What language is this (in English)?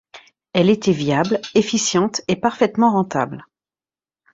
French